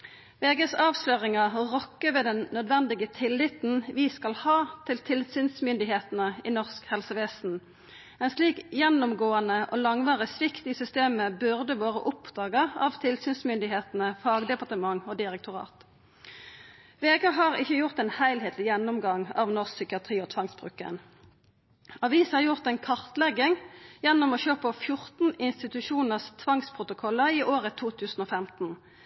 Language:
Norwegian Nynorsk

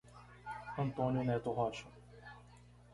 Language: Portuguese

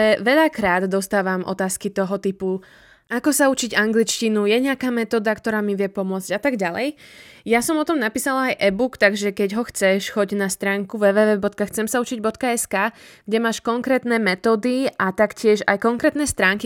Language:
Slovak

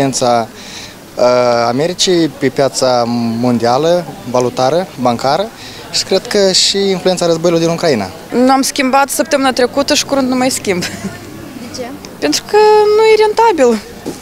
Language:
Romanian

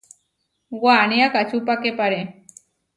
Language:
Huarijio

